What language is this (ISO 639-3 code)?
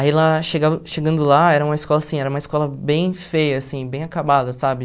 por